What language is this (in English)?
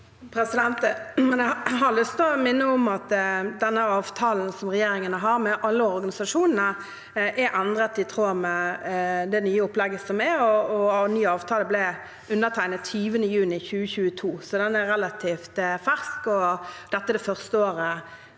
Norwegian